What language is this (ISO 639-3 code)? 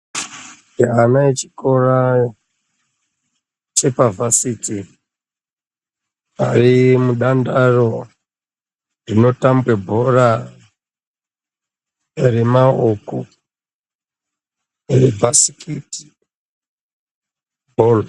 ndc